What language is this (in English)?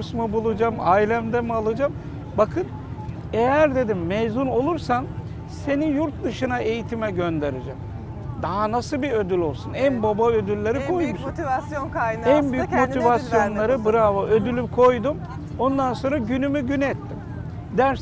Turkish